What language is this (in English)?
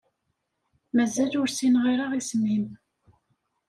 Kabyle